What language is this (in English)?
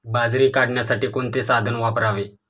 Marathi